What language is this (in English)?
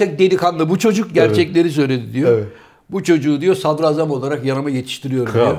Turkish